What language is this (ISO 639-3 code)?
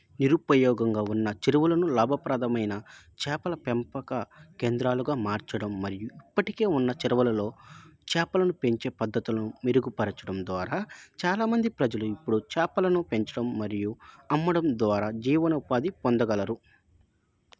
tel